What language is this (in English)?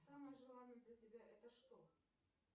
Russian